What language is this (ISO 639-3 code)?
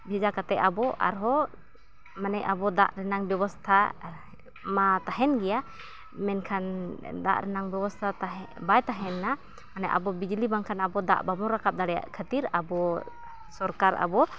sat